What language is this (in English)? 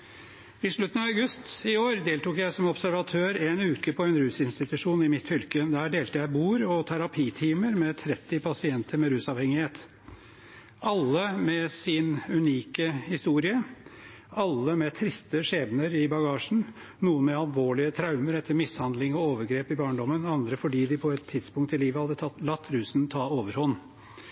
Norwegian Bokmål